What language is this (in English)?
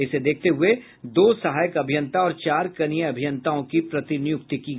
Hindi